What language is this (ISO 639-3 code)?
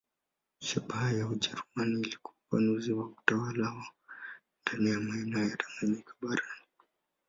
swa